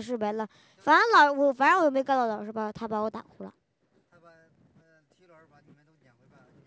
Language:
Chinese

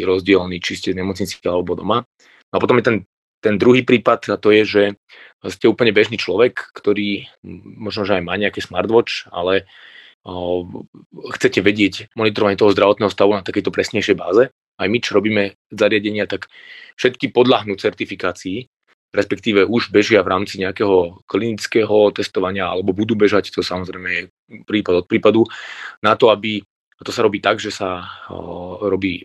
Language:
Slovak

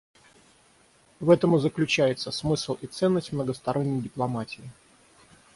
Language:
Russian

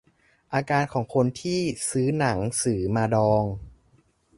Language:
Thai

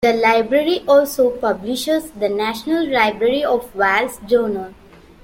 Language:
English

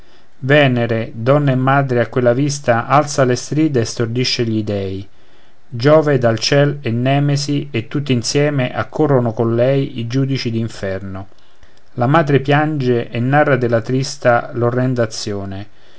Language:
Italian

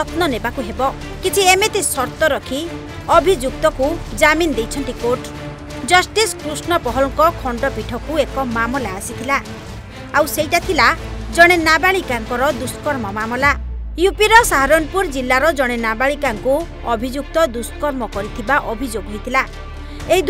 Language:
Indonesian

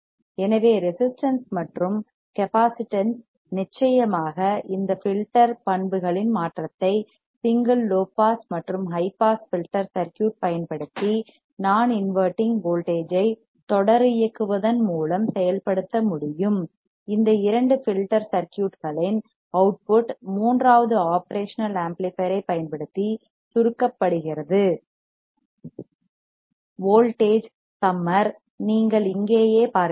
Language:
Tamil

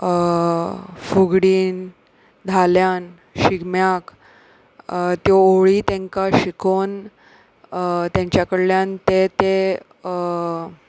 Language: Konkani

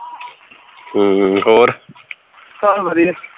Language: Punjabi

